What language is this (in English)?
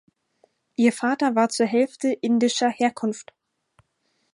German